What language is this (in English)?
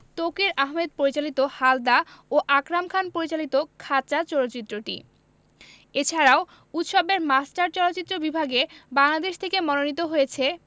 Bangla